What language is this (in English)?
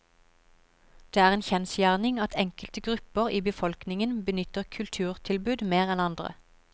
Norwegian